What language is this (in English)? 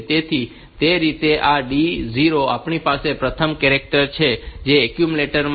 Gujarati